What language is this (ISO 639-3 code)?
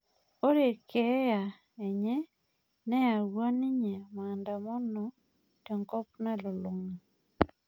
mas